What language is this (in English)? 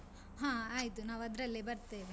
Kannada